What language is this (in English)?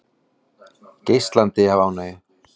Icelandic